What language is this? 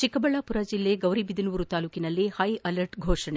Kannada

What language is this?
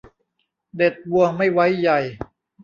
Thai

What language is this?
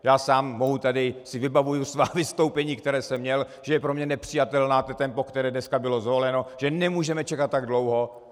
Czech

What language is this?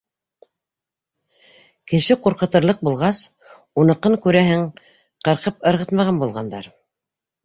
Bashkir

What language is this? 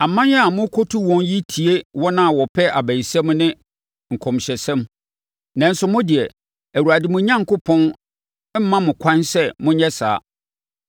Akan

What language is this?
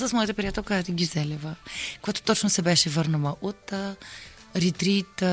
Bulgarian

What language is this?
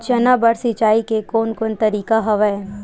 Chhattisgarhi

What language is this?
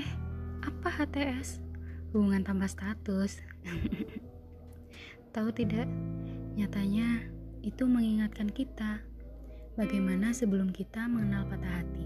Indonesian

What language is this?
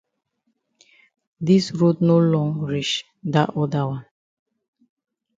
Cameroon Pidgin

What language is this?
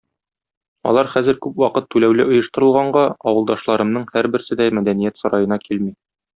Tatar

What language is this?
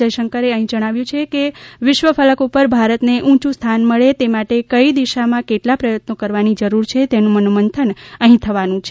Gujarati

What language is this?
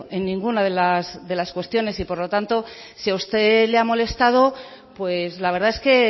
Spanish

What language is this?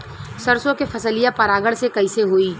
Bhojpuri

